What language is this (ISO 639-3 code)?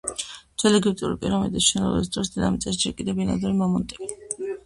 kat